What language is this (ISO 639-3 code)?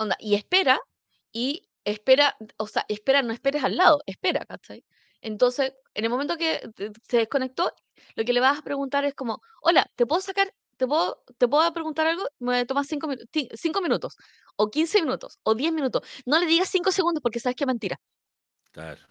spa